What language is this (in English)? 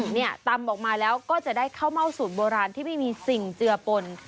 Thai